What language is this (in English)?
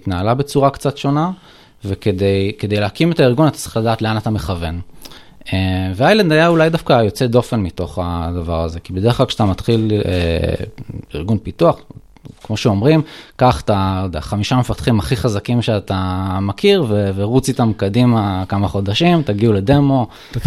Hebrew